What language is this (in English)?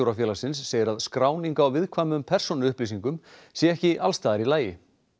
Icelandic